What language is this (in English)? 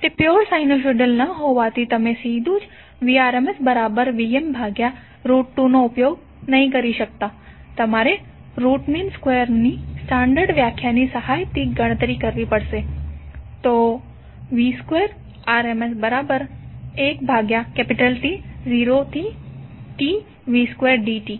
Gujarati